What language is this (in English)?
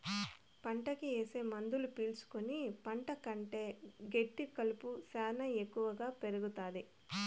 Telugu